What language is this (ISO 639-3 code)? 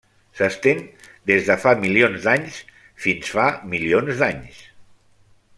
cat